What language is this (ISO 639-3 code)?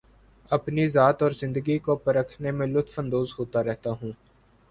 urd